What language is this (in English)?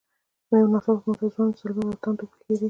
Pashto